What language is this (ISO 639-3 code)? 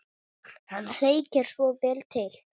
isl